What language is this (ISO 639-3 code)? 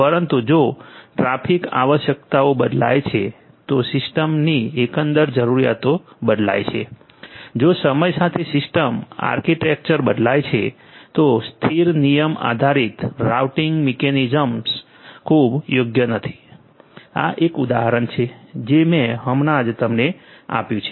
guj